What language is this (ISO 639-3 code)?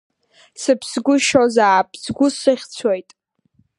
abk